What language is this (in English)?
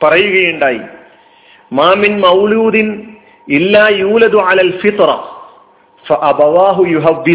Malayalam